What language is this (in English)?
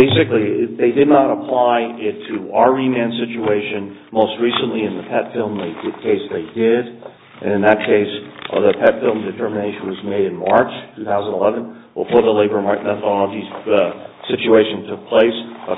English